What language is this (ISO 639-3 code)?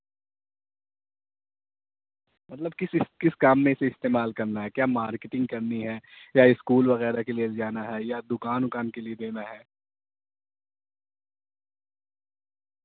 urd